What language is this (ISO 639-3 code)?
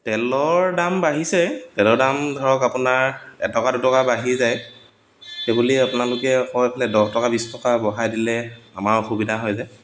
asm